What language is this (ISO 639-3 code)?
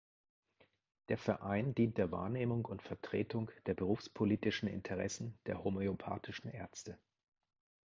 deu